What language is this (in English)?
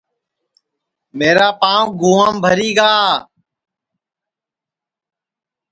Sansi